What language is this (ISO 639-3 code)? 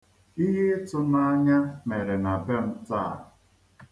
ibo